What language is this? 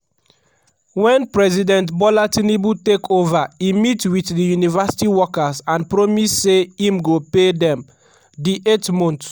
Nigerian Pidgin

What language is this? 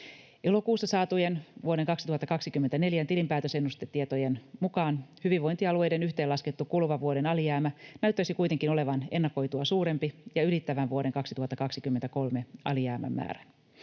Finnish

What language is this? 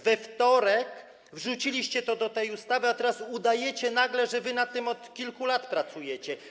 Polish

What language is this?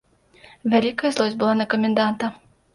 Belarusian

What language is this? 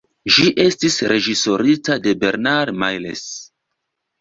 Esperanto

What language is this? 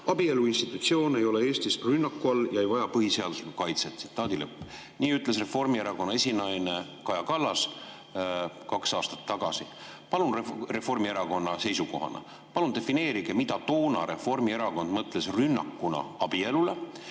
Estonian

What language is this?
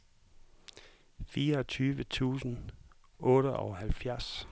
Danish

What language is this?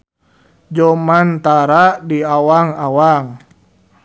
Sundanese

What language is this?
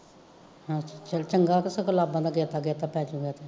Punjabi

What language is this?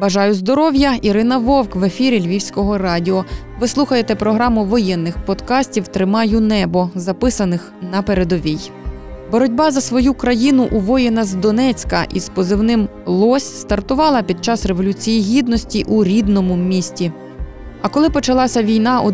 Ukrainian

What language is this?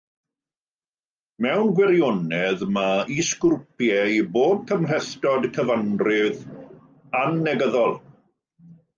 Welsh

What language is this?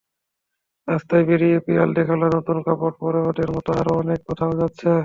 Bangla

